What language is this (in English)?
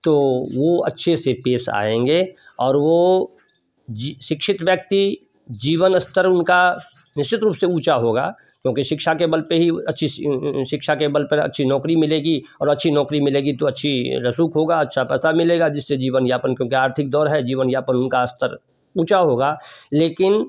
Hindi